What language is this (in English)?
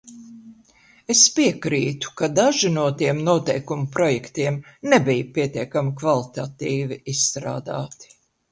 Latvian